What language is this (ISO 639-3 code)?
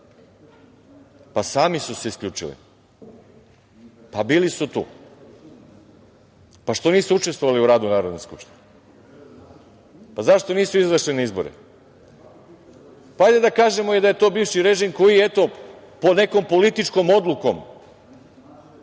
srp